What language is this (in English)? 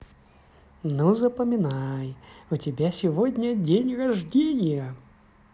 Russian